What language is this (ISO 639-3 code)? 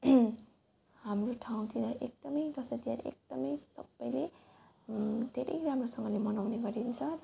nep